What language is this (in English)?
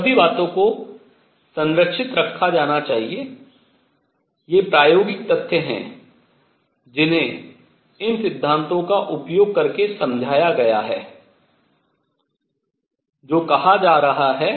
Hindi